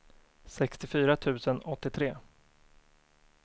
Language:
Swedish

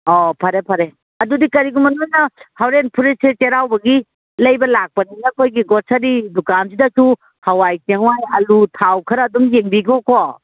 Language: Manipuri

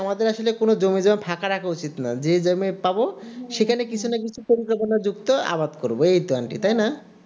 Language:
Bangla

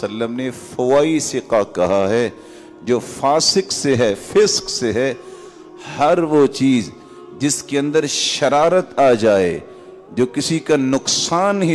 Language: Arabic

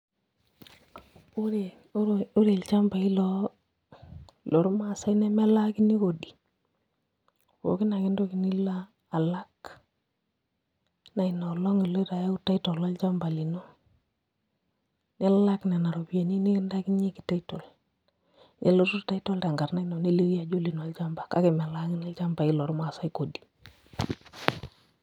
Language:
Masai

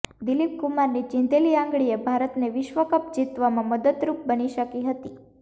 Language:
Gujarati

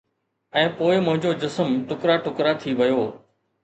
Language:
Sindhi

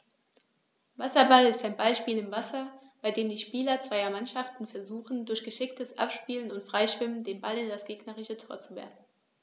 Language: German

